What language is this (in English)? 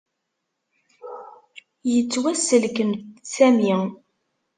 Kabyle